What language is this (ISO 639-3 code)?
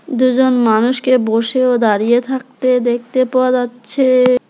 ben